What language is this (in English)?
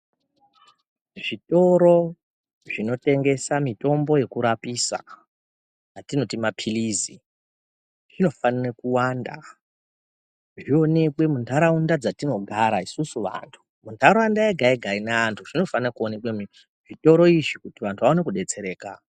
Ndau